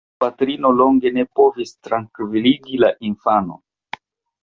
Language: Esperanto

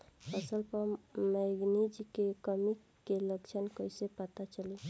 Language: Bhojpuri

